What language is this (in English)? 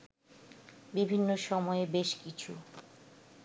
Bangla